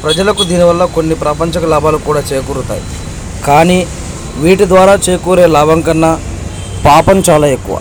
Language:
Telugu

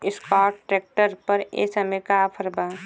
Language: Bhojpuri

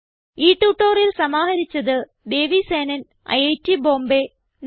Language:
Malayalam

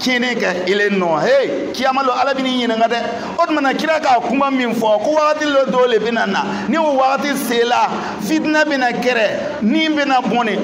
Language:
Arabic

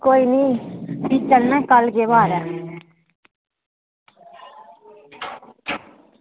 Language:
Dogri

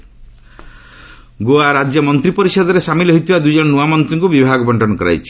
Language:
Odia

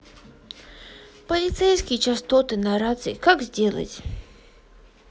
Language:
Russian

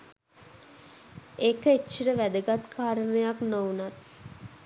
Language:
Sinhala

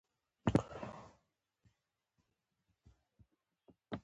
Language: Pashto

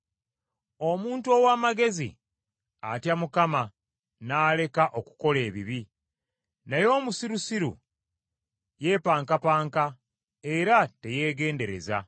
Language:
Ganda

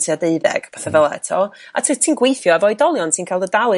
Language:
Welsh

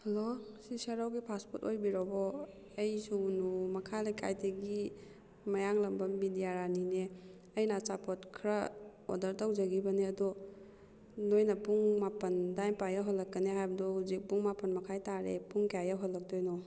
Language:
Manipuri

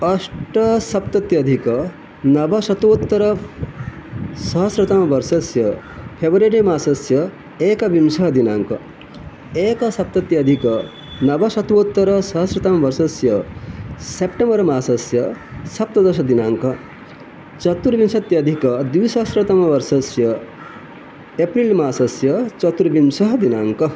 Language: Sanskrit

